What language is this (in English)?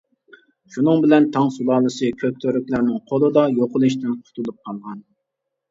Uyghur